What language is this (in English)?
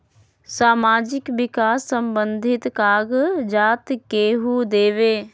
Magahi